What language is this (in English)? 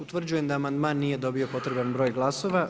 Croatian